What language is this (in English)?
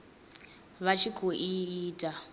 Venda